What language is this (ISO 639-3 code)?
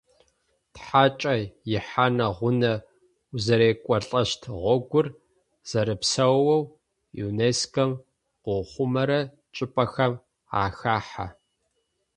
ady